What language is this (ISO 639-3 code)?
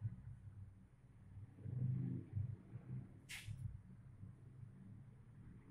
ind